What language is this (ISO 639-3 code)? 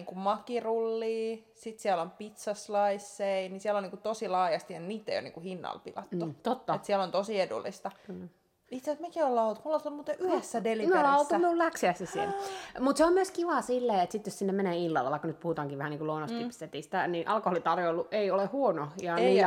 fin